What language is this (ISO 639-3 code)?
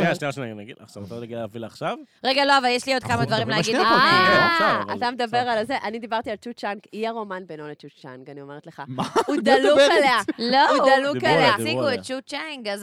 heb